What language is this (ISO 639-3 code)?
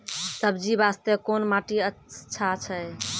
mai